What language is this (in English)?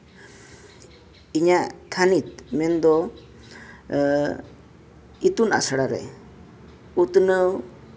Santali